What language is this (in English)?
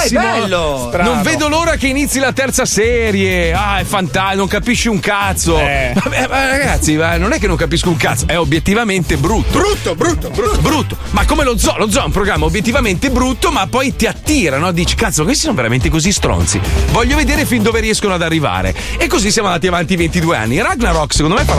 Italian